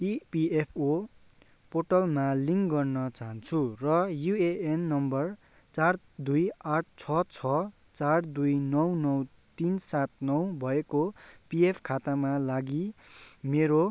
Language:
Nepali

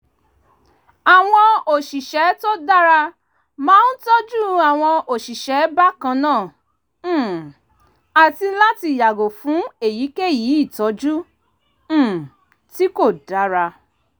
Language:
Yoruba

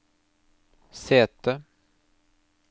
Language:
Norwegian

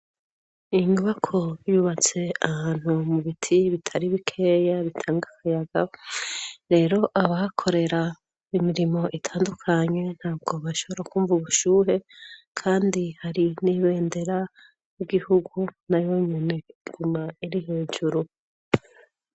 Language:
Rundi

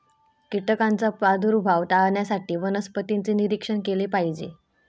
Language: Marathi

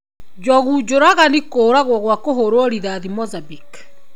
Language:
Kikuyu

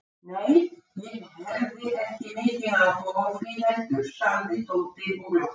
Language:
Icelandic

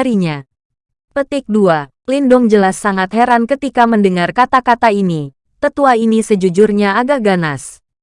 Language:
Indonesian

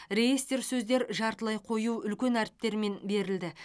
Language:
Kazakh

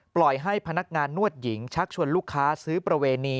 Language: Thai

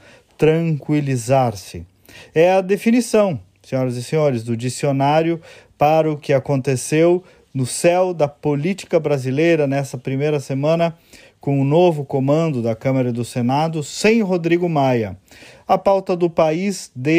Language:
Portuguese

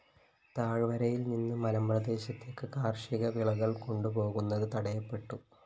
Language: Malayalam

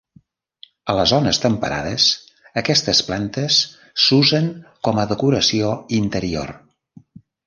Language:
Catalan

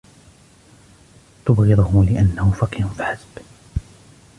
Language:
Arabic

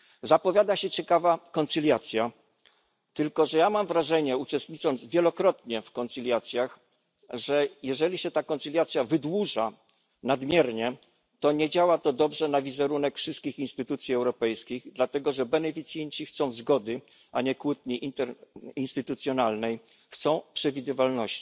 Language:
Polish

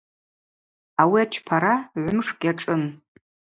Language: Abaza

